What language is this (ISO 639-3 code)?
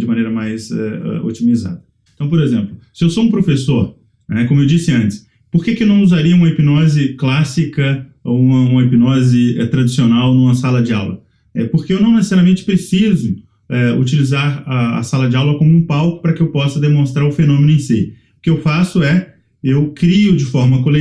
por